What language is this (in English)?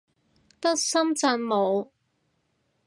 Cantonese